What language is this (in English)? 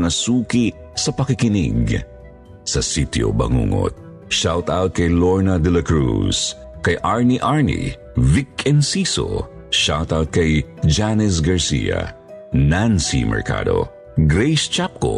Filipino